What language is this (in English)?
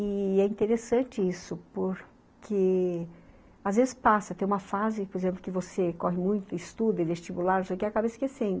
Portuguese